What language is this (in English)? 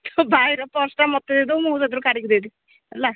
Odia